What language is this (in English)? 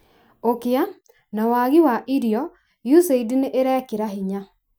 Kikuyu